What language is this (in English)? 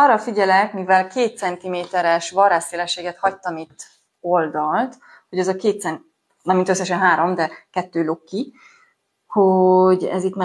Hungarian